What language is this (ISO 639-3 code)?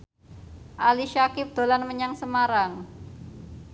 jav